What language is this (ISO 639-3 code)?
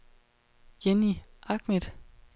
dan